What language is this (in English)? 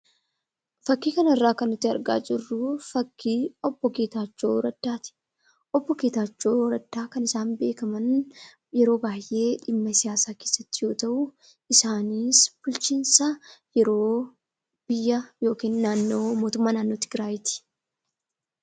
Oromo